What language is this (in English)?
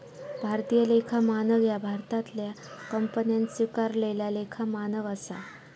Marathi